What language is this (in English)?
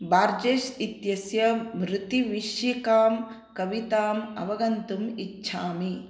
Sanskrit